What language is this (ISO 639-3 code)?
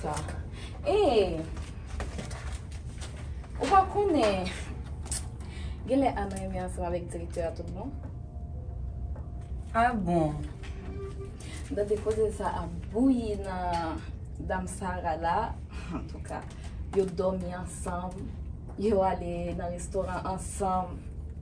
fra